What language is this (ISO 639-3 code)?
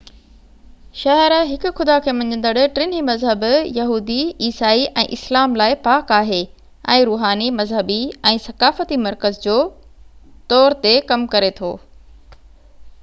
snd